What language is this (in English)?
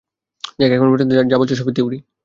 Bangla